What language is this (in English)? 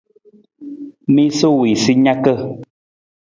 Nawdm